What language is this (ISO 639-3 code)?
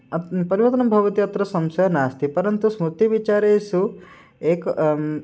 san